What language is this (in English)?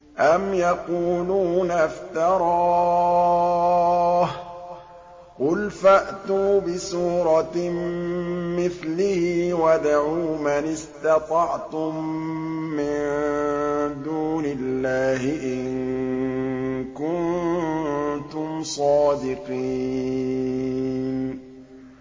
Arabic